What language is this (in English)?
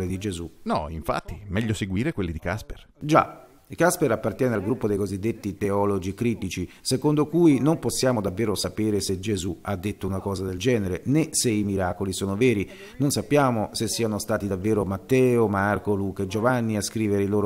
Italian